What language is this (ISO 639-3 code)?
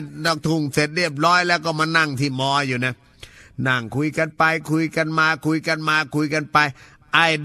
tha